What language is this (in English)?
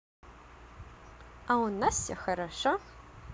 Russian